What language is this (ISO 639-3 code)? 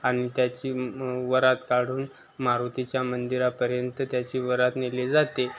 mar